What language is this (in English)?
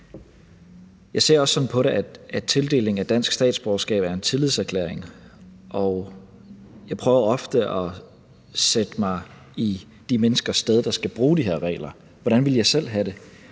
Danish